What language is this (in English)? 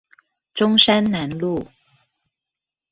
Chinese